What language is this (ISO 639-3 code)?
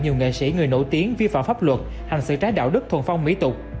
vie